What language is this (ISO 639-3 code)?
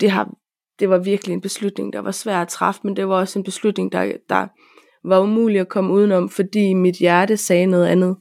dan